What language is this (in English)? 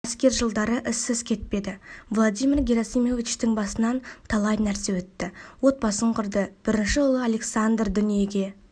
Kazakh